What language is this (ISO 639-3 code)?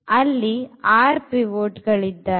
kan